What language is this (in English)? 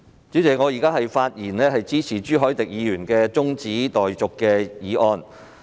Cantonese